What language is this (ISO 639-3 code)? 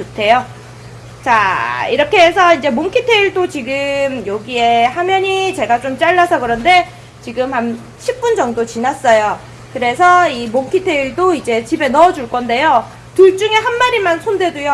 kor